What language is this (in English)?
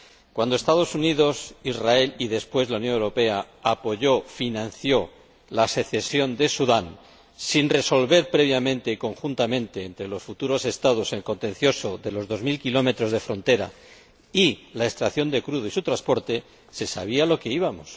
Spanish